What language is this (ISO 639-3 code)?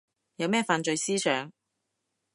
yue